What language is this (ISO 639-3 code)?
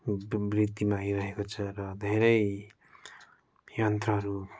nep